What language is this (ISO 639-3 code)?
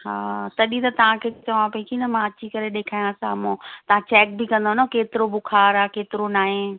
snd